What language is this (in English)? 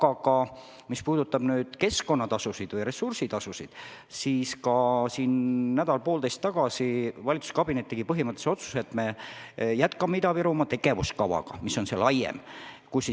Estonian